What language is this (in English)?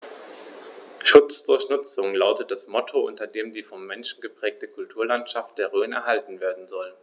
German